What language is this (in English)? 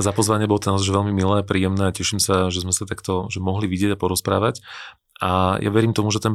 Slovak